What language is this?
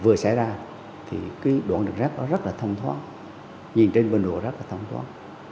Vietnamese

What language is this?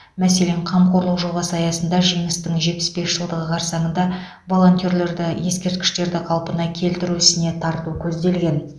Kazakh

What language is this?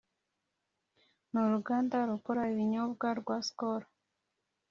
Kinyarwanda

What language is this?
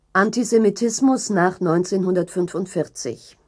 German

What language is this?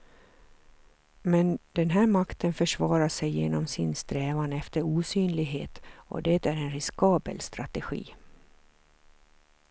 Swedish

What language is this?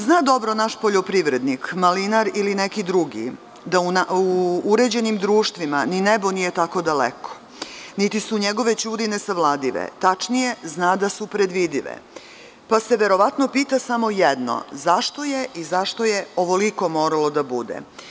Serbian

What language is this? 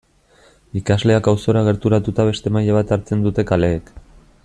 Basque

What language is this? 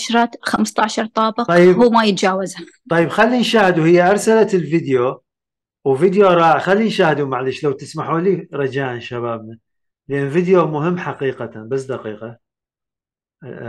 Arabic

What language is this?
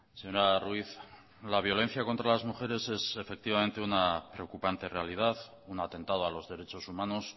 Spanish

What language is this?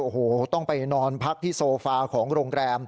Thai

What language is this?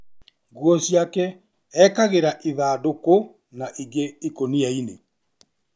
Kikuyu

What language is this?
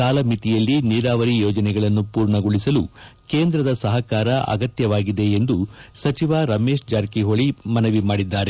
Kannada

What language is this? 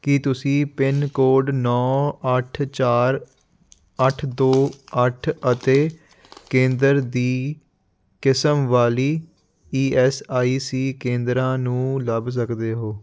Punjabi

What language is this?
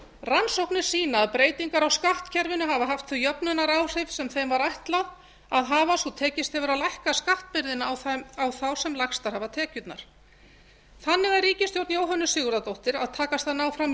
Icelandic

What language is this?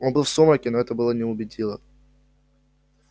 Russian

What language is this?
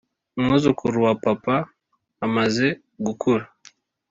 Kinyarwanda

